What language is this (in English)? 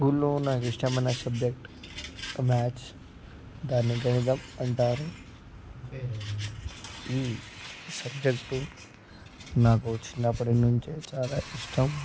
Telugu